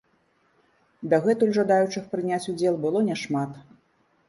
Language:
Belarusian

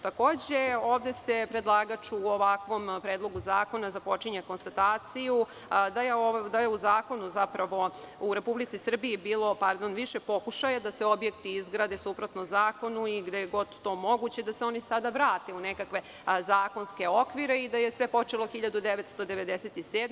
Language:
Serbian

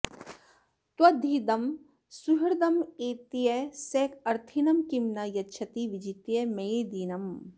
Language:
Sanskrit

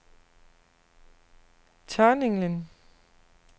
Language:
Danish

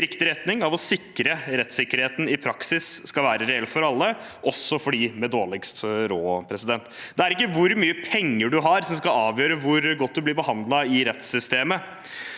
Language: Norwegian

